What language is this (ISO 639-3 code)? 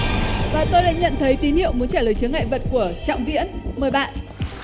vie